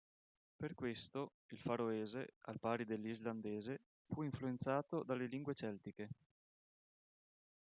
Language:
Italian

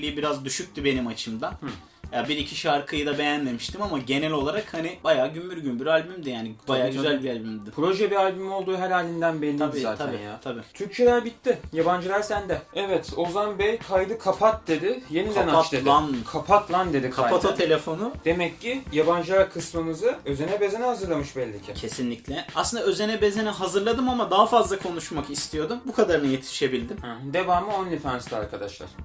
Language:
Turkish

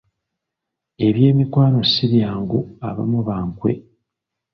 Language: Ganda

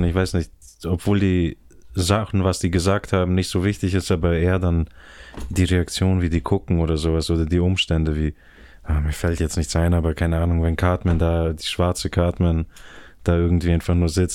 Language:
German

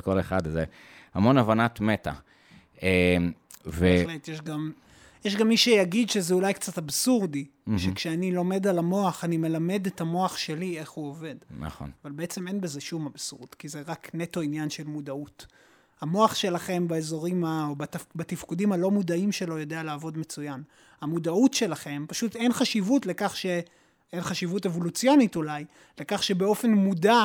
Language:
Hebrew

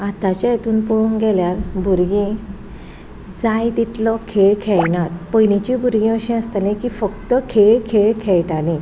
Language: Konkani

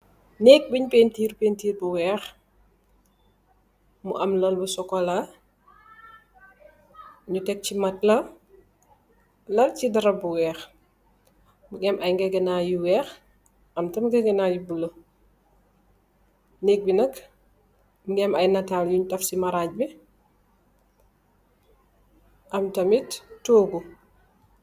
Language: Wolof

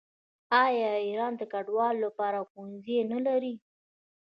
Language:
Pashto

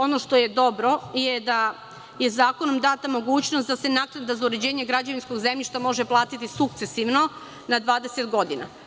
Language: Serbian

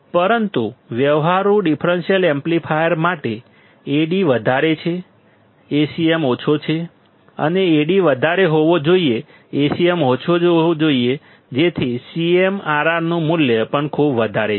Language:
Gujarati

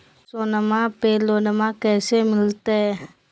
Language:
Magahi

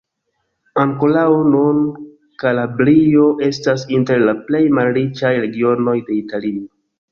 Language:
Esperanto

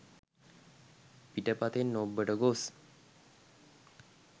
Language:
Sinhala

